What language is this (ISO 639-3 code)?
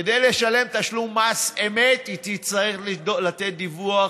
heb